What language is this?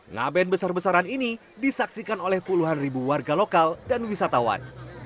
Indonesian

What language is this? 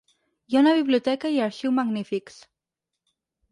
Catalan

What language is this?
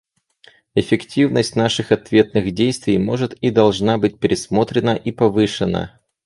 Russian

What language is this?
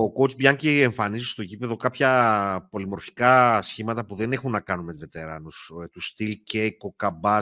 Greek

